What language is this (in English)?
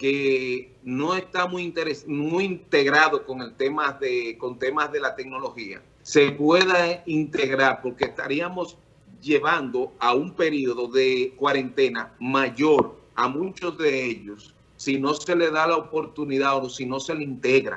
Spanish